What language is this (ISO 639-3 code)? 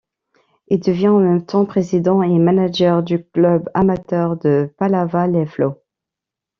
fra